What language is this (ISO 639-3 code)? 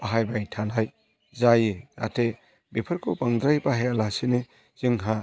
brx